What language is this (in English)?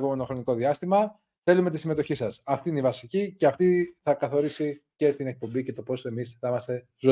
Greek